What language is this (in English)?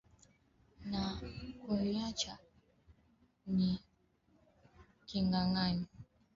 Swahili